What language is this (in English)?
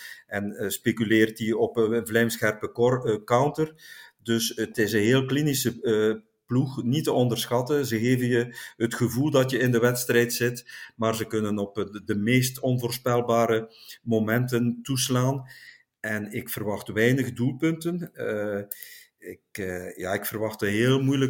Dutch